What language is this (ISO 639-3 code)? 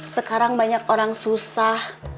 ind